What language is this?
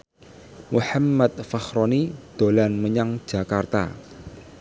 Javanese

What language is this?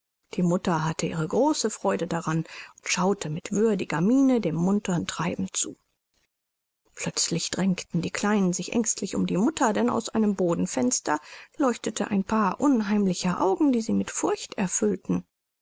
German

